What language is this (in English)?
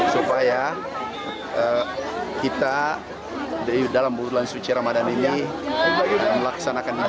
Indonesian